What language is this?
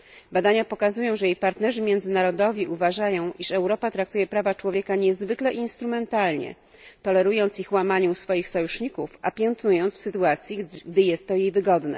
Polish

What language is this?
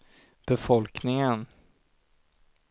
Swedish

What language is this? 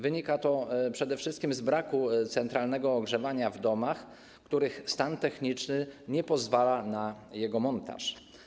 Polish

